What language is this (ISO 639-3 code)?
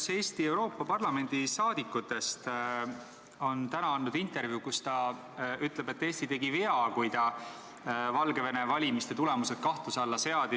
est